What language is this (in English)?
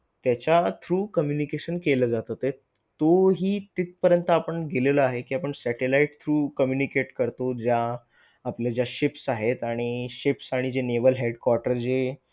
Marathi